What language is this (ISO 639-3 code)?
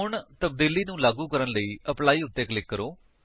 pan